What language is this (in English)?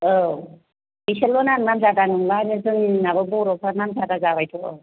Bodo